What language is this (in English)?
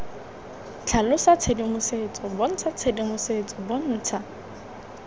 Tswana